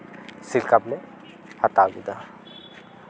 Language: Santali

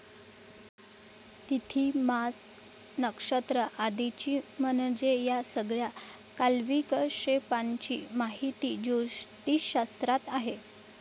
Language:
Marathi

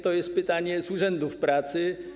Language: Polish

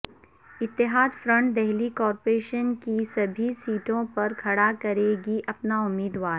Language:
Urdu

